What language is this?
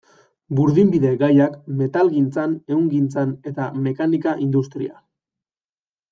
Basque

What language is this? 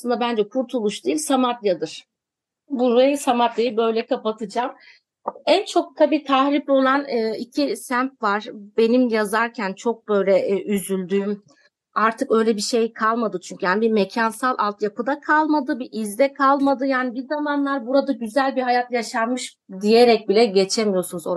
Turkish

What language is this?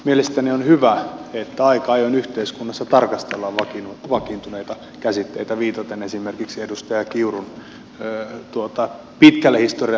Finnish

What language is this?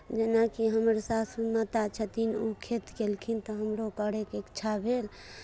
Maithili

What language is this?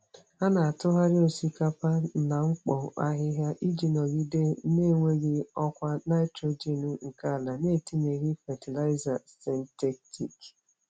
Igbo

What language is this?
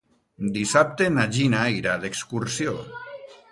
Catalan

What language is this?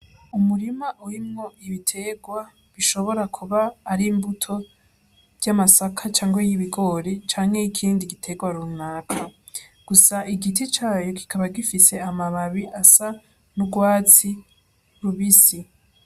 Rundi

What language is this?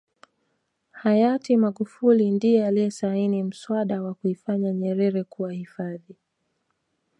Swahili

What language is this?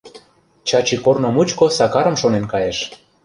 Mari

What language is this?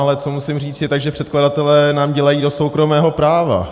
Czech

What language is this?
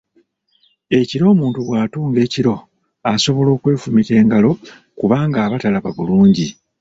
Ganda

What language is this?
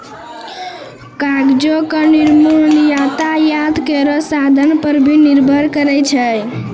Maithili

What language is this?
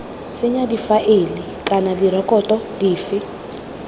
Tswana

